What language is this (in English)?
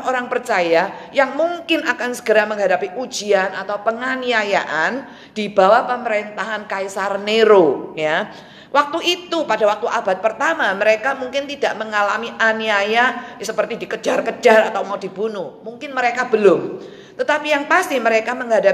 Indonesian